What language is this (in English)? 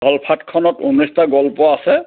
Assamese